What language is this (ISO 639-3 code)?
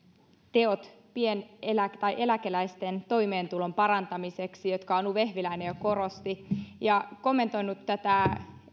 fin